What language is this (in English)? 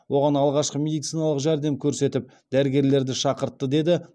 Kazakh